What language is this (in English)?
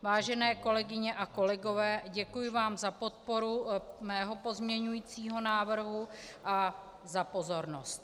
Czech